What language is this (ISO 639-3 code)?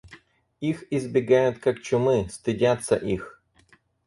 rus